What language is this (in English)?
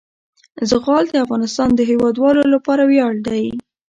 Pashto